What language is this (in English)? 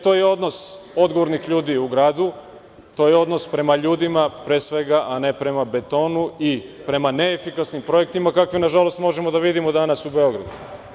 Serbian